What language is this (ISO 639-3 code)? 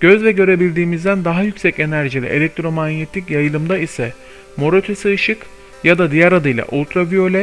tur